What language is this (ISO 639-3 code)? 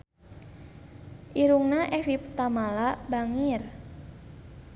sun